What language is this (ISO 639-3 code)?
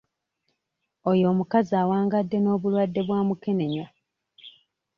lug